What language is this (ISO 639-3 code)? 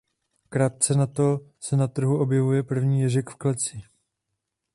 ces